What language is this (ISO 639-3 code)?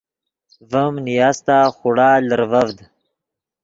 ydg